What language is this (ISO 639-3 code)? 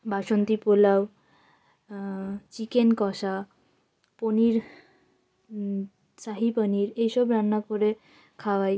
ben